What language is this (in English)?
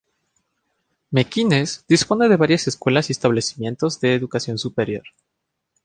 Spanish